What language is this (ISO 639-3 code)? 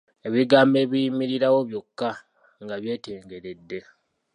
lug